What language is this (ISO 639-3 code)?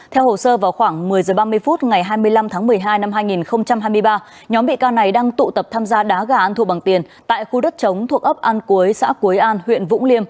vie